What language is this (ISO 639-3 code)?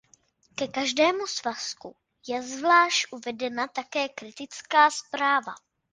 ces